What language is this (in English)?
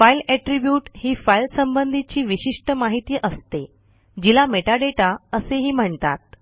Marathi